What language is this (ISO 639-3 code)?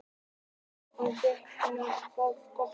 isl